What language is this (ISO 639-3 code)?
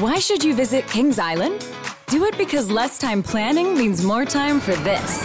tam